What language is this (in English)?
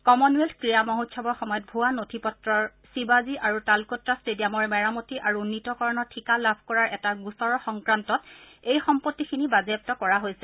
Assamese